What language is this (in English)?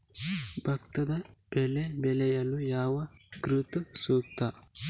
Kannada